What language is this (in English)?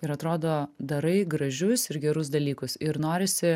Lithuanian